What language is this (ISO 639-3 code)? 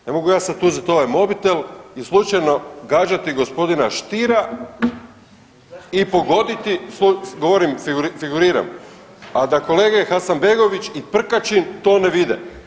hrv